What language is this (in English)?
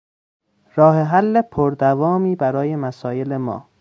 Persian